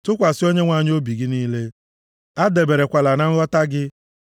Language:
Igbo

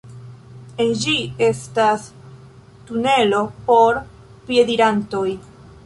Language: Esperanto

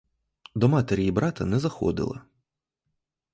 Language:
Ukrainian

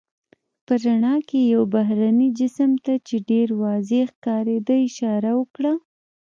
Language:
Pashto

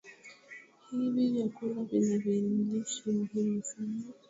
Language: Swahili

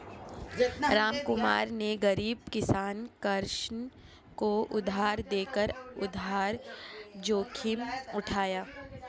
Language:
Hindi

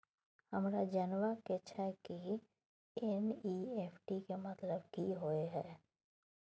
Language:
Maithili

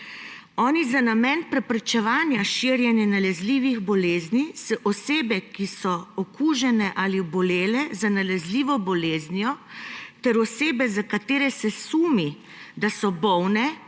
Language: Slovenian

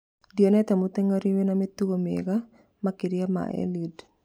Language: Kikuyu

